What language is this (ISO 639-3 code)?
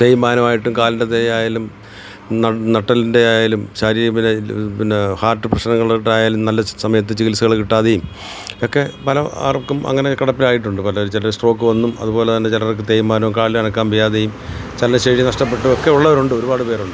mal